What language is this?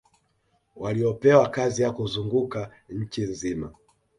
Swahili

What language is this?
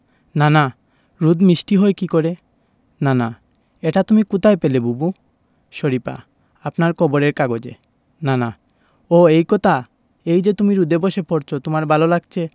Bangla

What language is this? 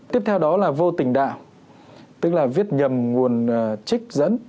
Vietnamese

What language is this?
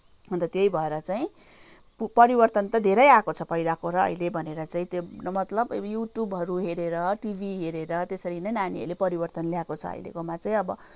Nepali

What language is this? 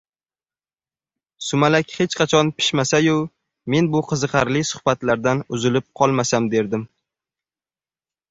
Uzbek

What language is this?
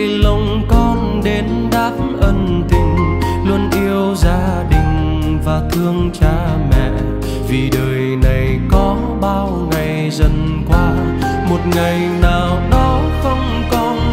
Vietnamese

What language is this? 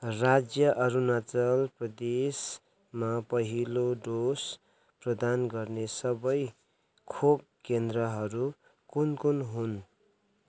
Nepali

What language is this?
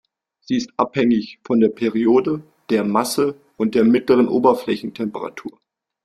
German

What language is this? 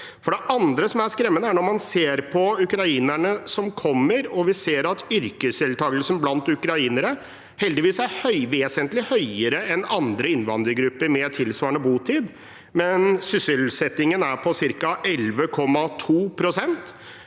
Norwegian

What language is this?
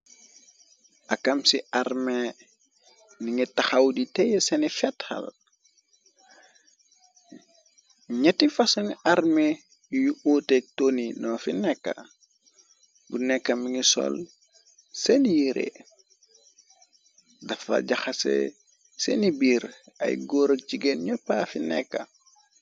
Wolof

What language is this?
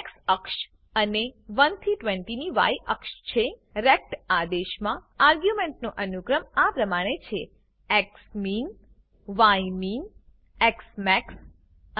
Gujarati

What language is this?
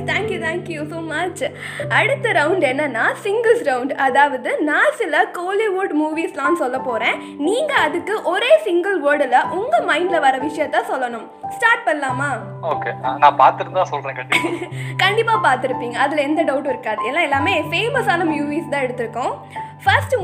Tamil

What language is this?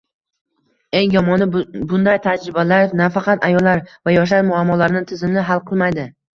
Uzbek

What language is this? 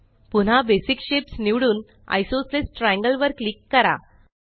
Marathi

